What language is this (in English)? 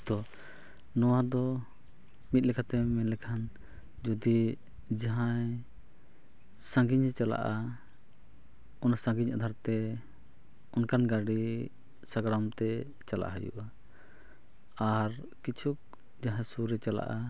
Santali